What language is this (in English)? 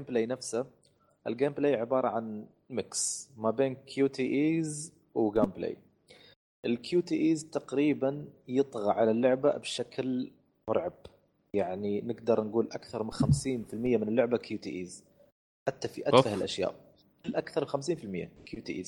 Arabic